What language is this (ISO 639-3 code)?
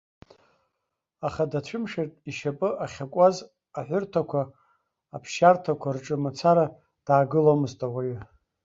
abk